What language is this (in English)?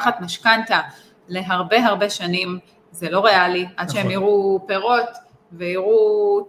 Hebrew